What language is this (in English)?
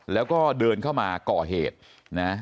Thai